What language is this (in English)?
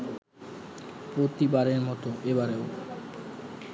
Bangla